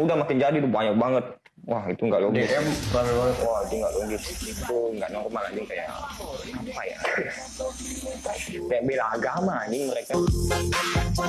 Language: Indonesian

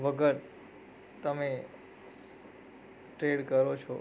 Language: Gujarati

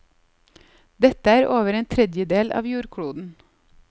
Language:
Norwegian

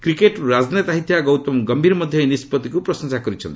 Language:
Odia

